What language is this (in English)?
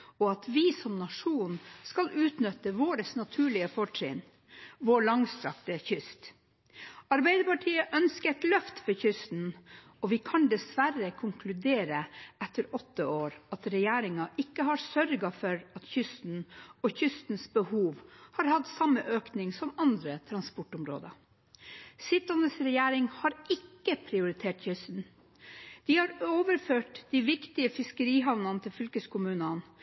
Norwegian Bokmål